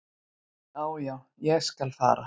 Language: Icelandic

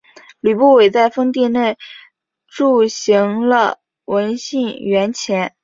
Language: Chinese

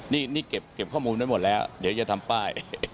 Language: Thai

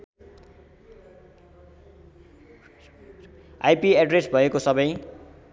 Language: Nepali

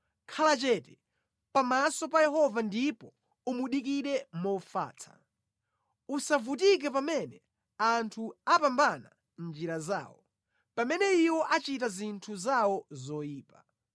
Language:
Nyanja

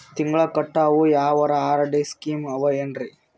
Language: Kannada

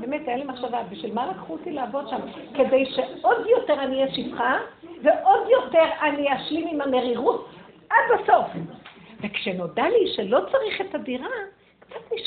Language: Hebrew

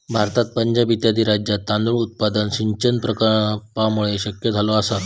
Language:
Marathi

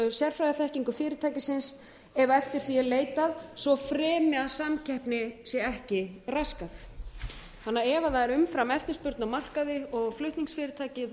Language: Icelandic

